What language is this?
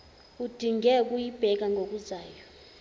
Zulu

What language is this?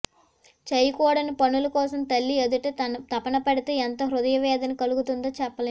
Telugu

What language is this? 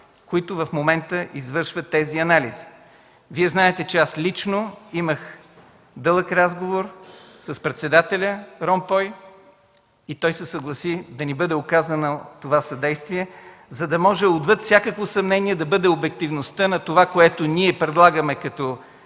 Bulgarian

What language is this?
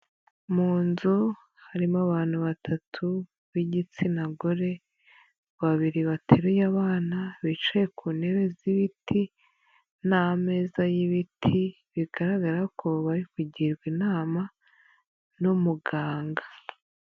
Kinyarwanda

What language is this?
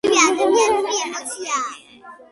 Georgian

